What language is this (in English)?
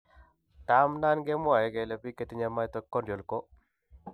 Kalenjin